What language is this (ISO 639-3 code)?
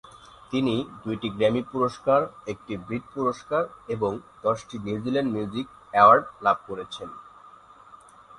ben